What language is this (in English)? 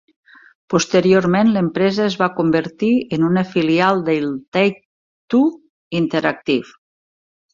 Catalan